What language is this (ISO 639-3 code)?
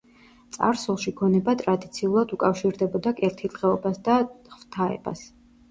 kat